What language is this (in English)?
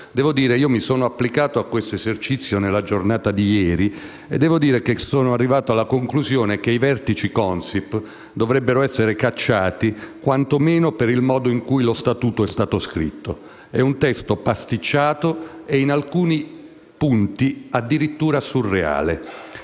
Italian